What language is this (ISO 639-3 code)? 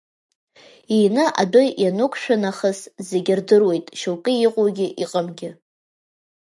abk